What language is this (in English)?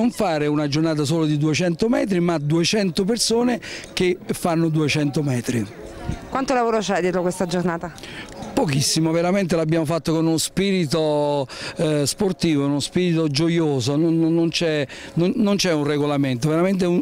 Italian